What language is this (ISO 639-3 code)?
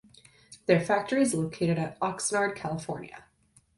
eng